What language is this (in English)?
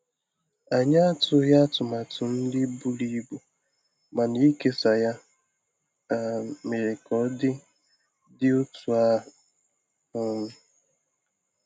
Igbo